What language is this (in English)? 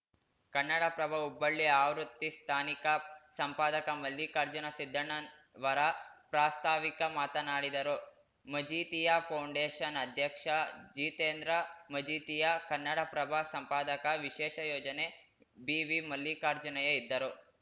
Kannada